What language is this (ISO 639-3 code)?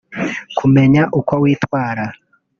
kin